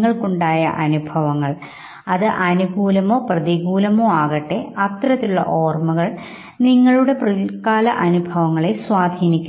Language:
Malayalam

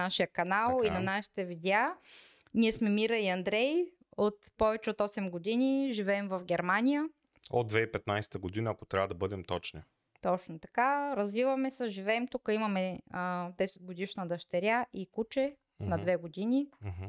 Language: Bulgarian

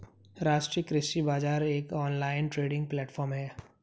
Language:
Hindi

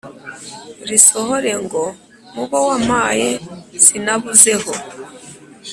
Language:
Kinyarwanda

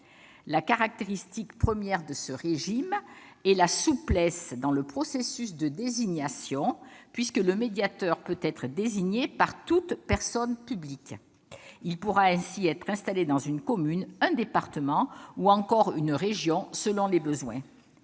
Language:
French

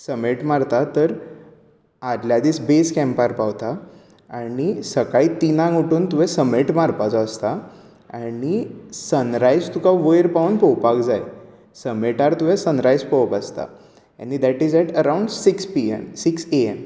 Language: Konkani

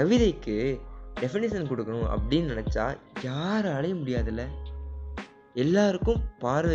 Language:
Tamil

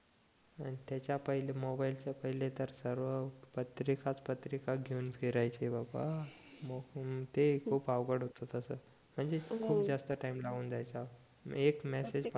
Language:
Marathi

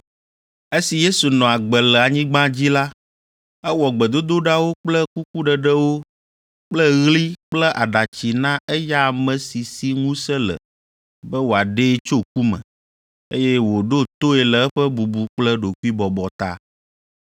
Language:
Ewe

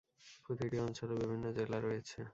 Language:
Bangla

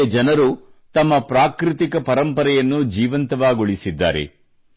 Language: Kannada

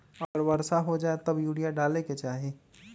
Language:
Magahi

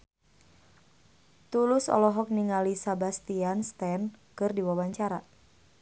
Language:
Sundanese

